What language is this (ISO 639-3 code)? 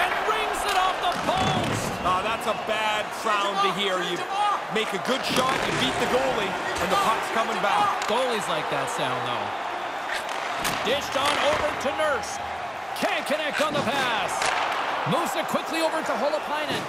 eng